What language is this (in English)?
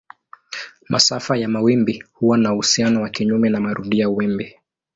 Swahili